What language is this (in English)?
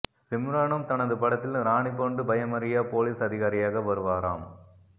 Tamil